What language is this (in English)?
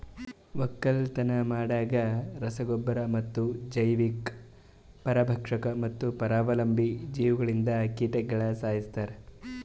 Kannada